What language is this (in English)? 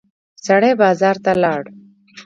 Pashto